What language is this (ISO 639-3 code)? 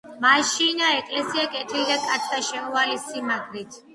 kat